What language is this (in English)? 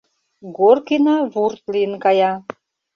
Mari